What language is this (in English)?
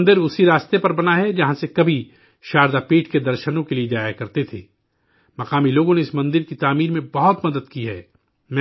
Urdu